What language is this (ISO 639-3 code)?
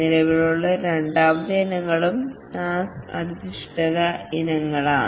mal